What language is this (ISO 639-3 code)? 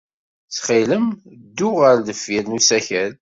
kab